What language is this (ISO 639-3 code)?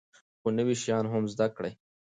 pus